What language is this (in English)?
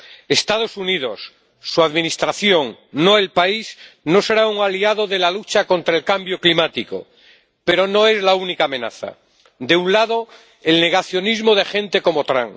Spanish